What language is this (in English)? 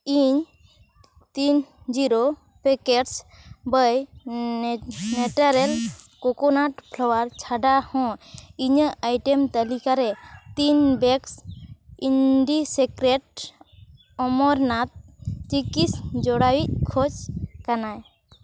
Santali